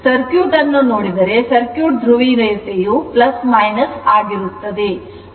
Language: Kannada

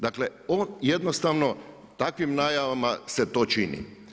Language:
Croatian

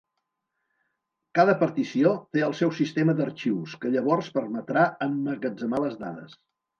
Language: Catalan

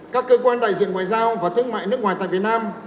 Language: Vietnamese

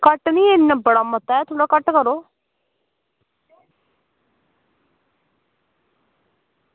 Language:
Dogri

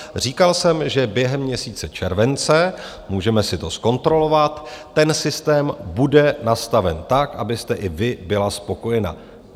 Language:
Czech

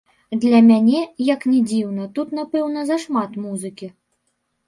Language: Belarusian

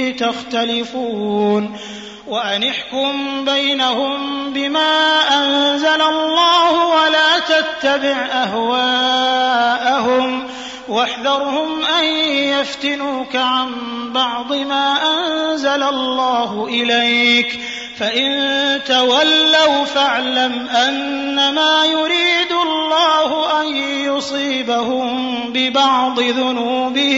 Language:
Arabic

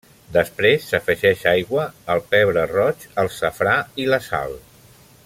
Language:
Catalan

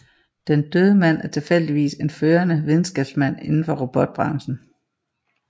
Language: Danish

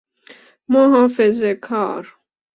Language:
Persian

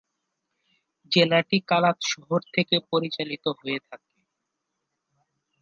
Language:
Bangla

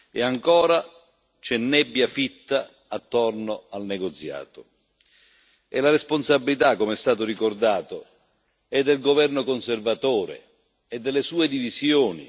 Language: Italian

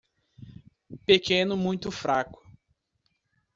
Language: Portuguese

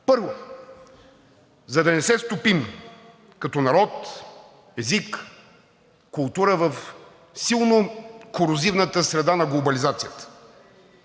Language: Bulgarian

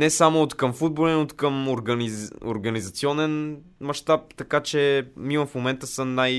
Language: Bulgarian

